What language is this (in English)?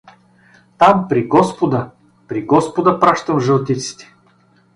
Bulgarian